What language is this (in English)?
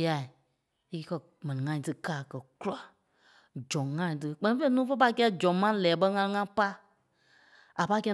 Kpelle